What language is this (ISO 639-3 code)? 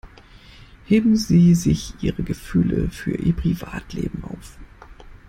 deu